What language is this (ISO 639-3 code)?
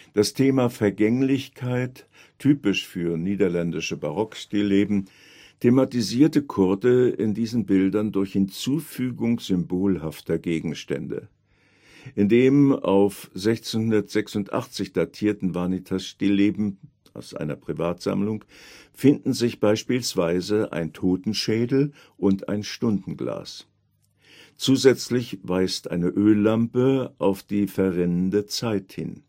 deu